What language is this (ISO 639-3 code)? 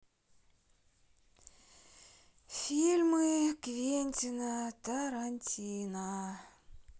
rus